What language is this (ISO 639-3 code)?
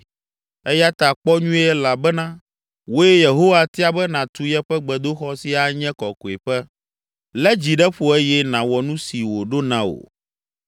ewe